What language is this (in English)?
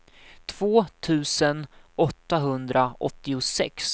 Swedish